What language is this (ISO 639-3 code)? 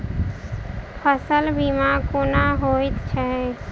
mai